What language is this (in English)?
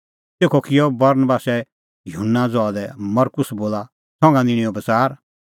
Kullu Pahari